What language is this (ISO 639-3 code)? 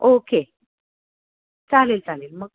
mar